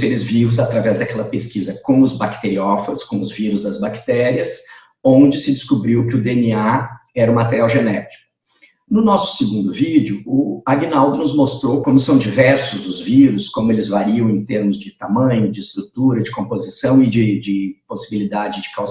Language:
Portuguese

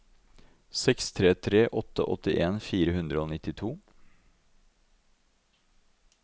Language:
Norwegian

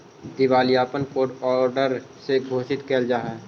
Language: Magahi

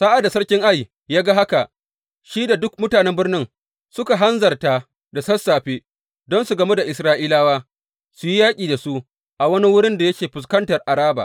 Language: Hausa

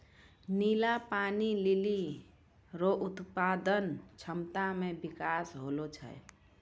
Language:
Maithili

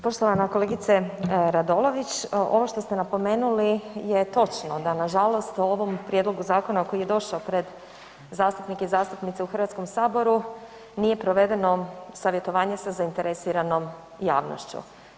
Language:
Croatian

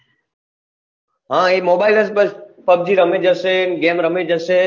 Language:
Gujarati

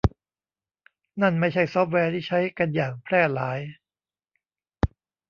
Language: Thai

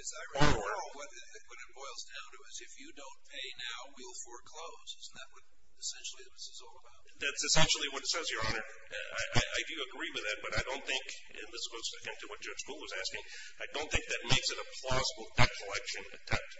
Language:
English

